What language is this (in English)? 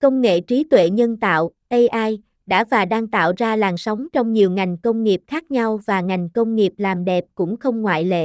Vietnamese